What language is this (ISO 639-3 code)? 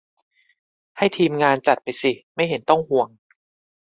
tha